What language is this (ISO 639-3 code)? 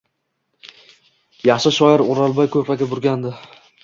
uzb